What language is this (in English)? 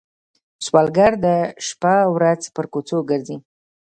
Pashto